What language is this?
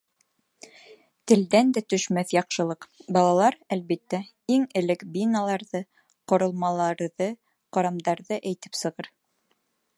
Bashkir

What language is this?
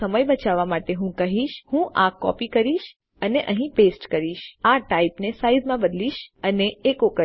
Gujarati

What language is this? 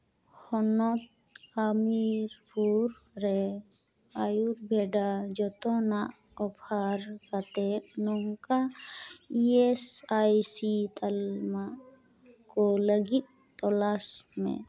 Santali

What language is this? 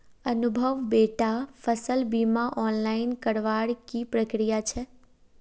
Magahi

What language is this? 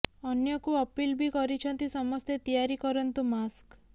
Odia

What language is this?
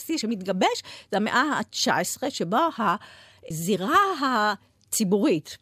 Hebrew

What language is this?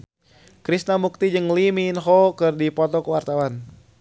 Sundanese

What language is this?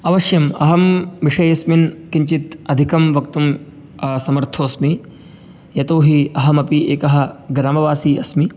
Sanskrit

